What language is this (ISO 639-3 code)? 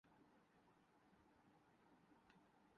urd